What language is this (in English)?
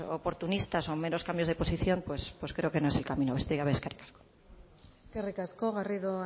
Spanish